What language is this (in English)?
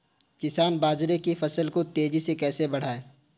Hindi